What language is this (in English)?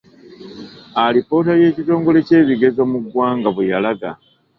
Ganda